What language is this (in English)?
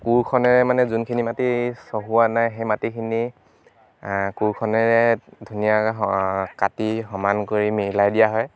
Assamese